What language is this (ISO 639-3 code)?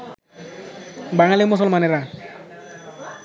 ben